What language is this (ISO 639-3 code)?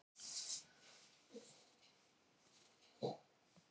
isl